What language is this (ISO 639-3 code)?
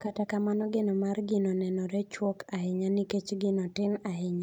luo